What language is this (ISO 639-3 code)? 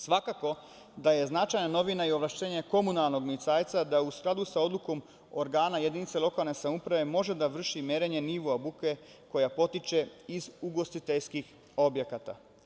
srp